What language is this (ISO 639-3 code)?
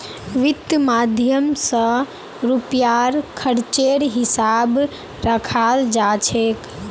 mag